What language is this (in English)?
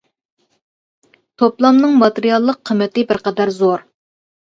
Uyghur